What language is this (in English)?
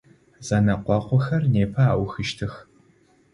Adyghe